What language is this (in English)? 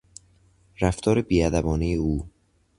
Persian